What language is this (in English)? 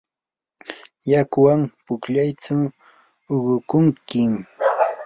Yanahuanca Pasco Quechua